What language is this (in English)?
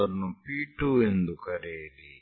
Kannada